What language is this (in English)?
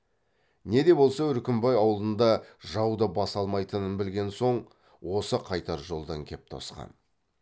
Kazakh